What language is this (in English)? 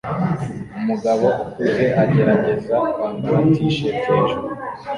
Kinyarwanda